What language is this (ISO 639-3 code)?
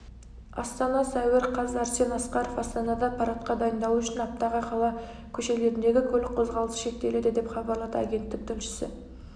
kaz